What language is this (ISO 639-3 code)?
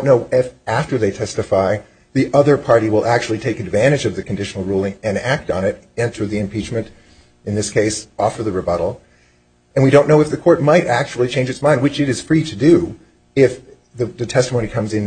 eng